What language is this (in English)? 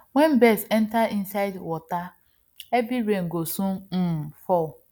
Nigerian Pidgin